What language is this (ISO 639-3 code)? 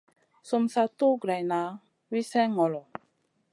mcn